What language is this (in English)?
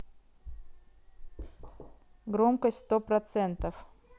Russian